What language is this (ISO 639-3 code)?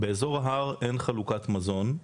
heb